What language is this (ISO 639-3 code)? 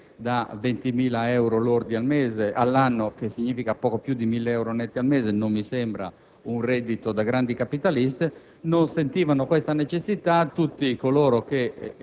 ita